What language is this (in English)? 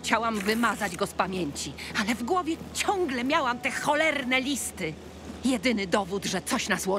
Polish